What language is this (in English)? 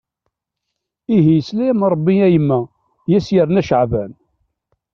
Kabyle